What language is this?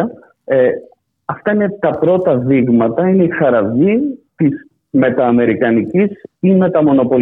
Greek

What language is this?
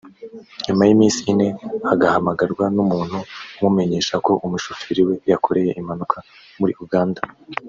Kinyarwanda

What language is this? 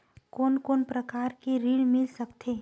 Chhattisgarhi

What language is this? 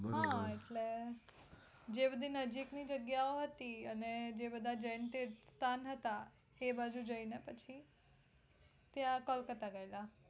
Gujarati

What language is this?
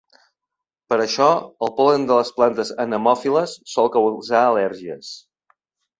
Catalan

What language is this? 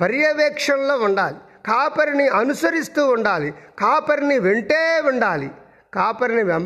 Telugu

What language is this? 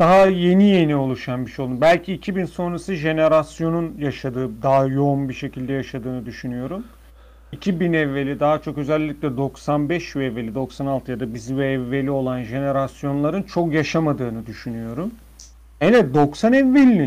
Turkish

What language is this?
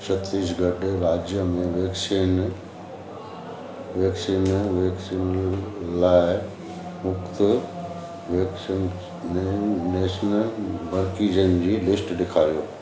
Sindhi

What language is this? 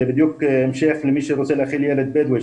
Hebrew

